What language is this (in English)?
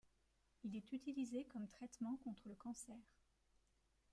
French